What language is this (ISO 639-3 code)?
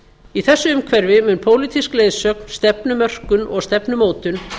isl